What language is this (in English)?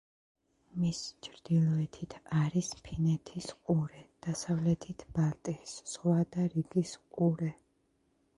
Georgian